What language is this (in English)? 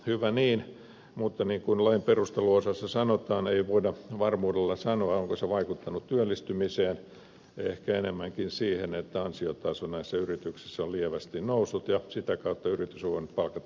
Finnish